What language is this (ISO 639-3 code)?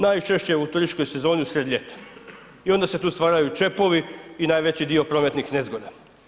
hrv